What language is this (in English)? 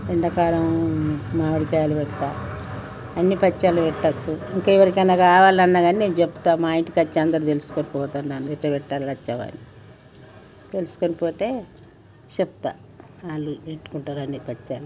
Telugu